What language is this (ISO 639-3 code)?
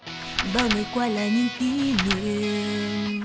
vie